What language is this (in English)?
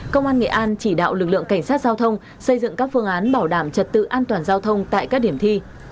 Vietnamese